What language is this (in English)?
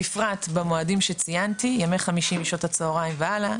Hebrew